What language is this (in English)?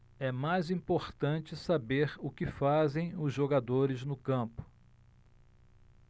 Portuguese